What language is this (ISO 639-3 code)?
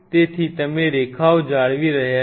guj